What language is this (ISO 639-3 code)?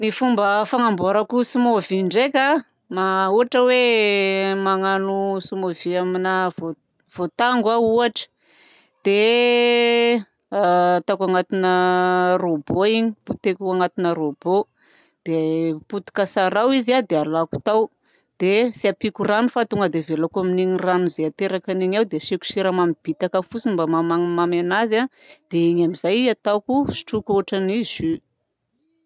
bzc